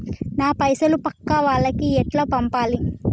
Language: Telugu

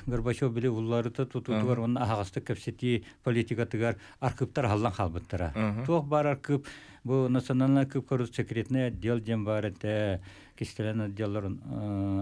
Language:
Turkish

